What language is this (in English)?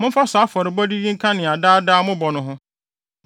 Akan